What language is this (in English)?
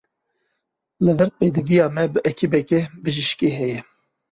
Kurdish